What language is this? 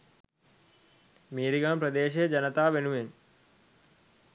Sinhala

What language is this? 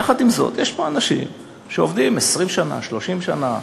Hebrew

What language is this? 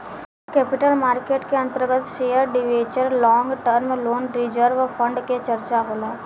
Bhojpuri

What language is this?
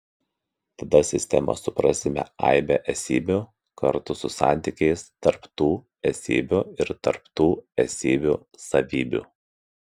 Lithuanian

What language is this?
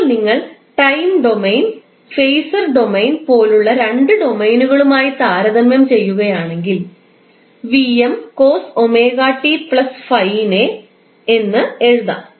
Malayalam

